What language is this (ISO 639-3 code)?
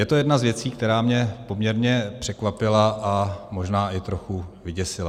ces